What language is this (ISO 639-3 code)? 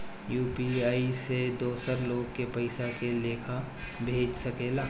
bho